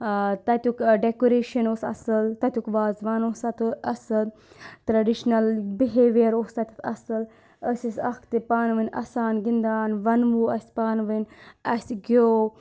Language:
Kashmiri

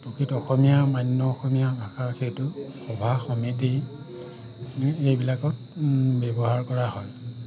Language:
Assamese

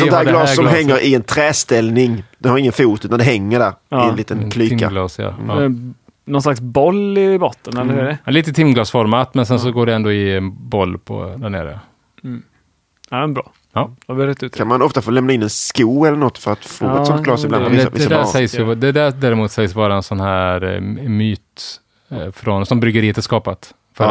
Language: Swedish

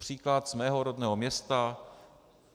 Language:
Czech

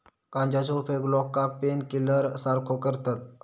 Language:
Marathi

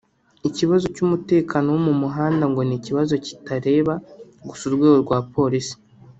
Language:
Kinyarwanda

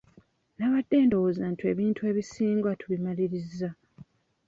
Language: Ganda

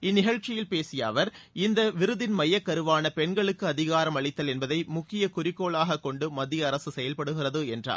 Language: Tamil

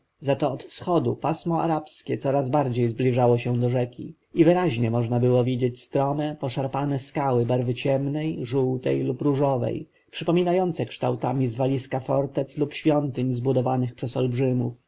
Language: Polish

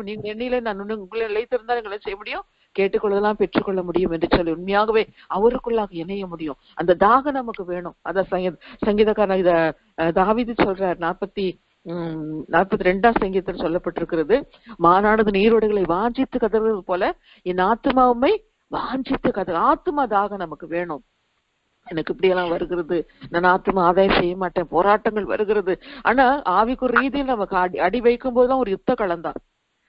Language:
Thai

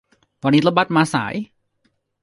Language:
Thai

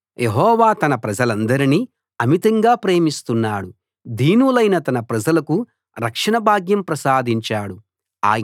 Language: Telugu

